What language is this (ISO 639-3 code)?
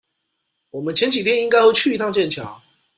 zho